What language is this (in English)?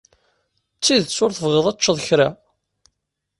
Kabyle